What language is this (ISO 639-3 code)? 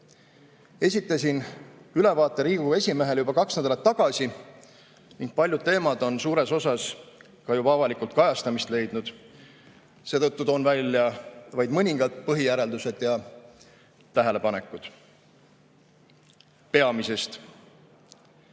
est